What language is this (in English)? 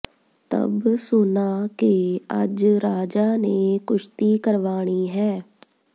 Punjabi